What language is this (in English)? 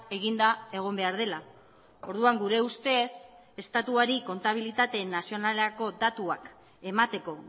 Basque